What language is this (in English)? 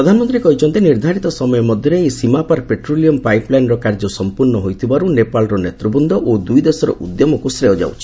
Odia